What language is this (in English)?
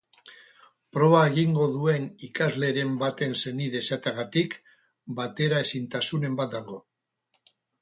Basque